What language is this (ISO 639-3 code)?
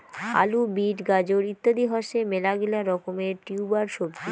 ben